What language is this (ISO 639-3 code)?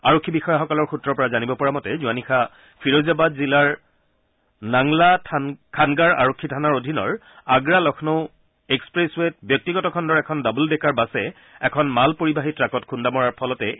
asm